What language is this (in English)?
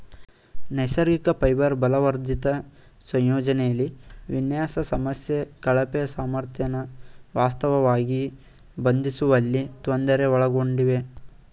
Kannada